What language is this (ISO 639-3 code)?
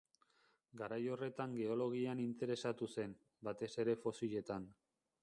eus